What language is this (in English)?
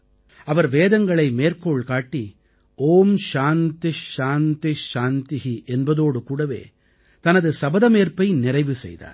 Tamil